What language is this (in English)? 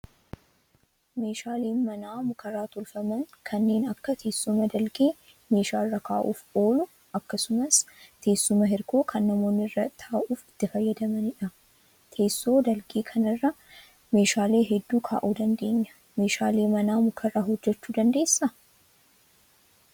Oromo